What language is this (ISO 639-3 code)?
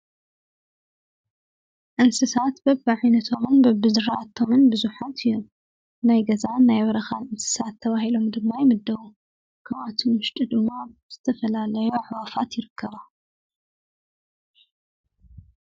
tir